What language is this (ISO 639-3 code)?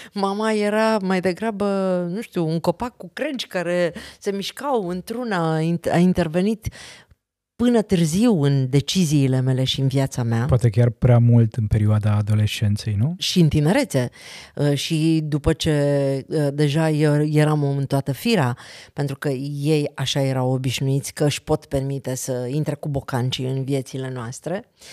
ron